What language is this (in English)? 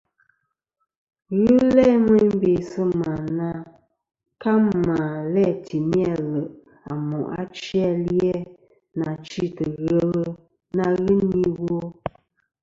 Kom